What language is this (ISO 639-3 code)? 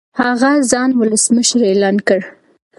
pus